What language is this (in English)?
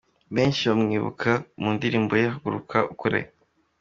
Kinyarwanda